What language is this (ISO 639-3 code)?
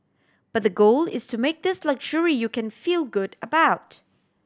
eng